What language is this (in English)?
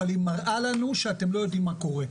Hebrew